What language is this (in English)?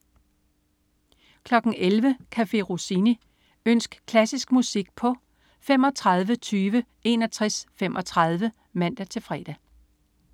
Danish